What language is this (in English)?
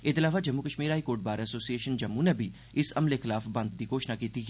Dogri